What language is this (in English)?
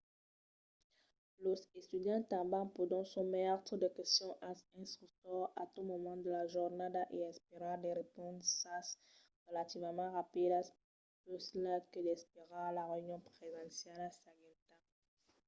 Occitan